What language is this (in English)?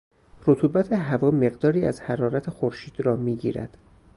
Persian